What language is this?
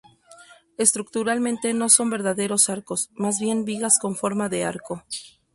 Spanish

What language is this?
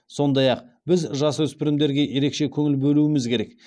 Kazakh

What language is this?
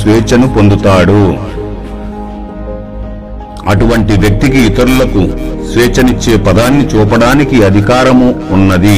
Telugu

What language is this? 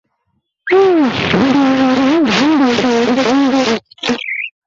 Bangla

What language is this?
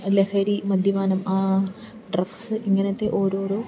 Malayalam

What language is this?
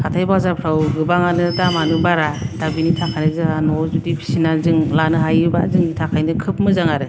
Bodo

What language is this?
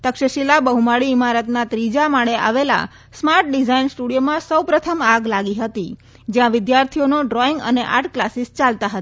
Gujarati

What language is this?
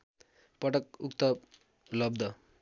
Nepali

